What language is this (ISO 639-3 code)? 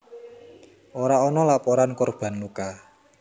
jav